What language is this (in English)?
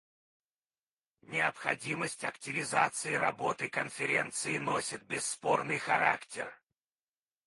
Russian